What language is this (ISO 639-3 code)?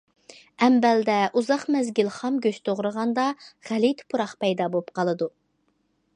uig